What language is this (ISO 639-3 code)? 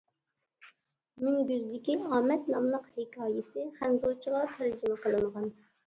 uig